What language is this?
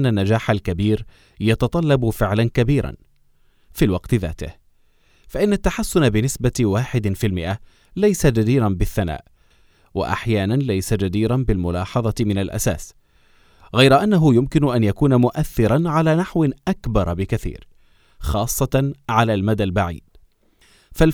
Arabic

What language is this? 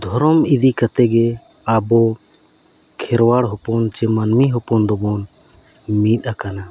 Santali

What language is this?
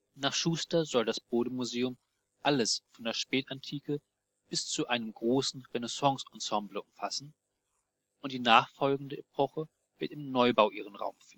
German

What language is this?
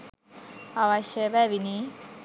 Sinhala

